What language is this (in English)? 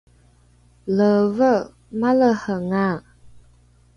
Rukai